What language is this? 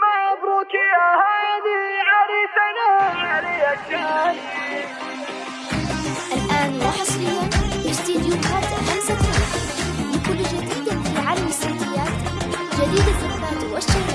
Arabic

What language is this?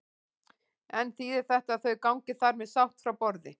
Icelandic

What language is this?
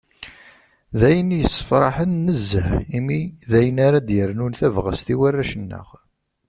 Kabyle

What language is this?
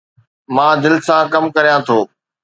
Sindhi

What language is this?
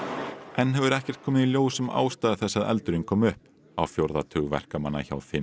Icelandic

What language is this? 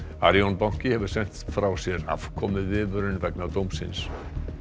Icelandic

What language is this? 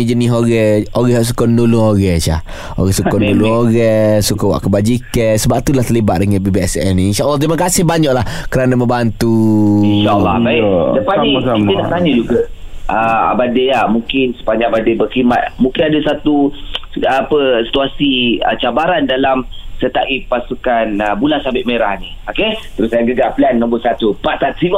Malay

